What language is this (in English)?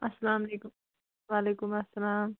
Kashmiri